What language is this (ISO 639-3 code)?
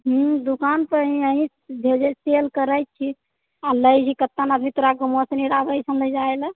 mai